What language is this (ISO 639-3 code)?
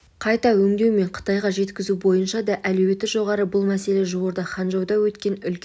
kaz